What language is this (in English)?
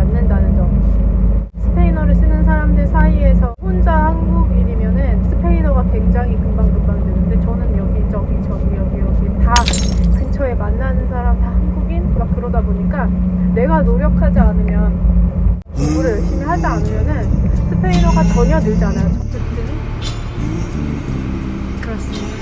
Korean